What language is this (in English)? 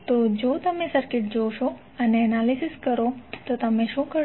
Gujarati